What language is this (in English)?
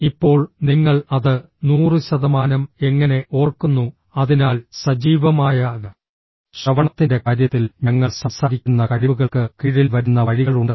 Malayalam